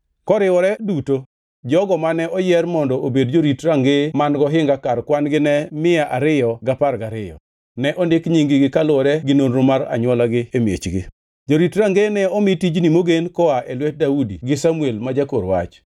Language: Luo (Kenya and Tanzania)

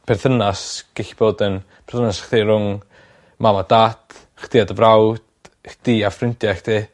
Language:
Welsh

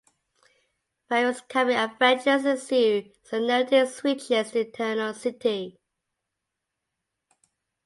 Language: English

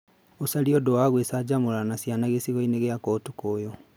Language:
Kikuyu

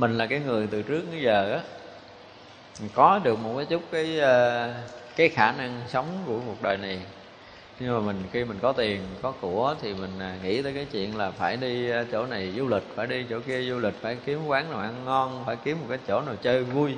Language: Vietnamese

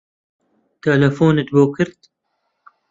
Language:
Central Kurdish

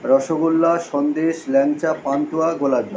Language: Bangla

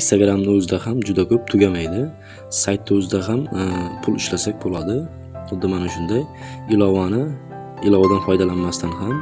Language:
Turkish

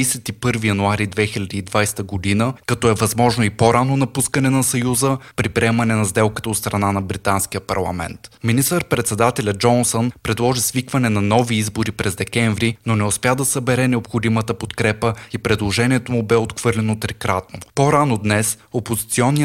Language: Bulgarian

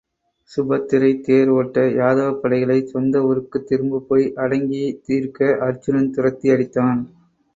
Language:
Tamil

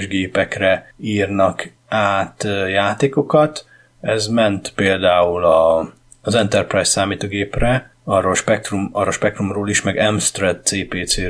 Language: Hungarian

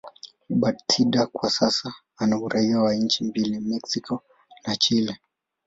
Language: Swahili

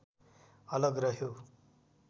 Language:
Nepali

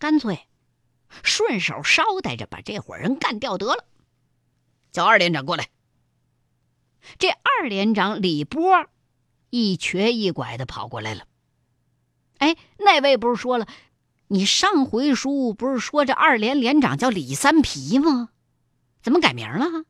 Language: Chinese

